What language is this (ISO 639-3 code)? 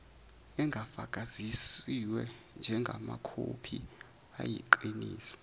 zul